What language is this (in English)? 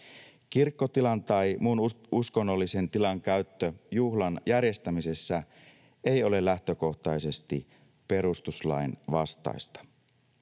Finnish